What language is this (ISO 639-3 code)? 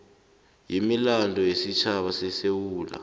nbl